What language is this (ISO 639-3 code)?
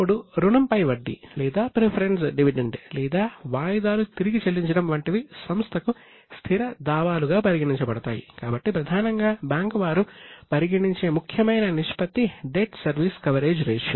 tel